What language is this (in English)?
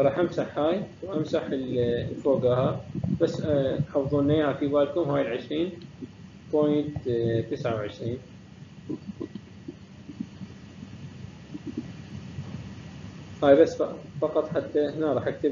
Arabic